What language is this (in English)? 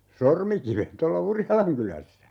Finnish